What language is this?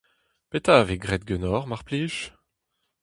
Breton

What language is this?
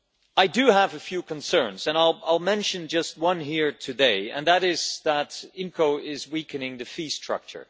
English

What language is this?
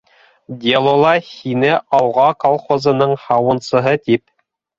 Bashkir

